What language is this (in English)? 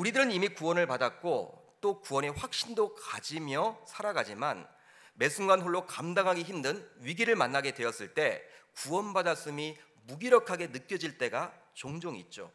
Korean